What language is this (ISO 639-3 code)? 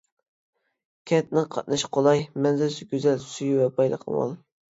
uig